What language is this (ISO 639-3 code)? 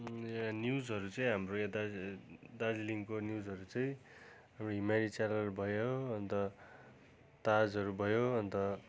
nep